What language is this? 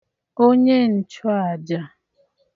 Igbo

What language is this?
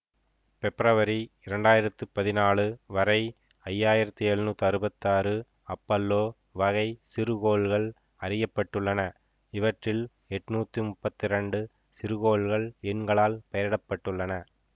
Tamil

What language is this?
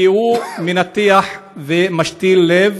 Hebrew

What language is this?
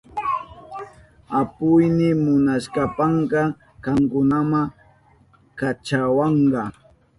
Southern Pastaza Quechua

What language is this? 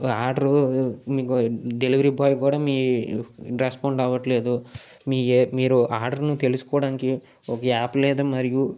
Telugu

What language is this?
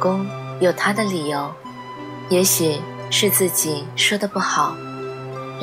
Chinese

